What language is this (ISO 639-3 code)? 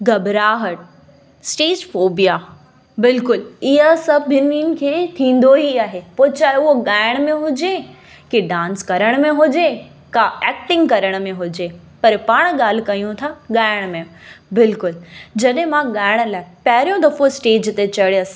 snd